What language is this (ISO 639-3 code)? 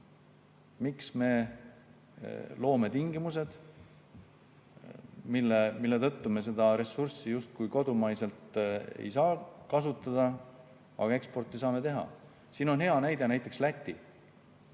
est